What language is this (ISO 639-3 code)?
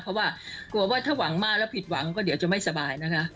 tha